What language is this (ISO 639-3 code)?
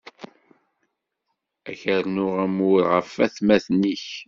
kab